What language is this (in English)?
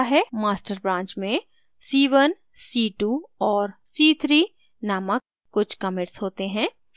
Hindi